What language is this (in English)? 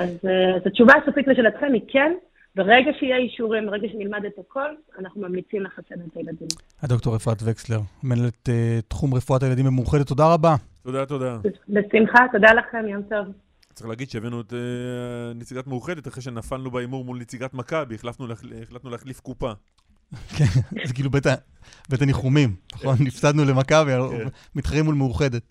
Hebrew